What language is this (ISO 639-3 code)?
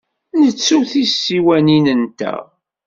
kab